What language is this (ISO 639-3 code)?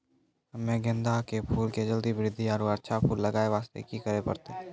mai